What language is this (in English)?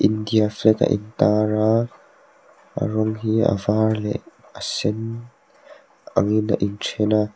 Mizo